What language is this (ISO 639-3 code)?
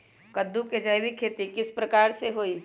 mag